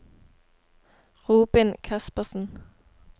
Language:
Norwegian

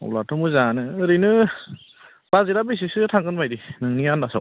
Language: Bodo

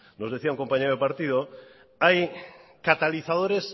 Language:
Spanish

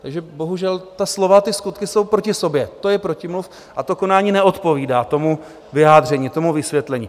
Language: Czech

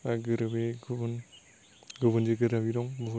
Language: Bodo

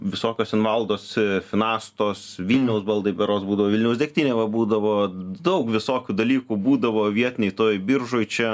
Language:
Lithuanian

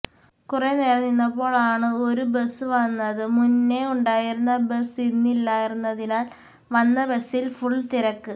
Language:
Malayalam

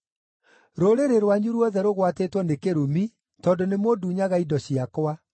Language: Kikuyu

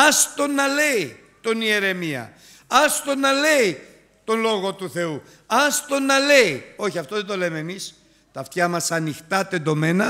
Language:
Greek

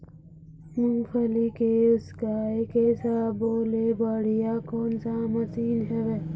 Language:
Chhattisgarhi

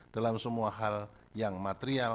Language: Indonesian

